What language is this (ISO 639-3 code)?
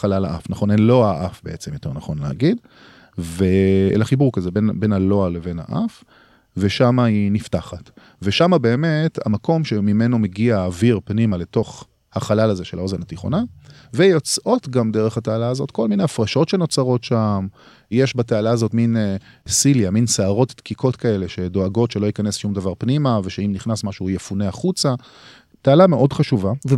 heb